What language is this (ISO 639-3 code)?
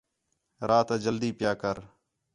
xhe